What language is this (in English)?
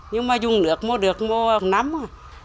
Vietnamese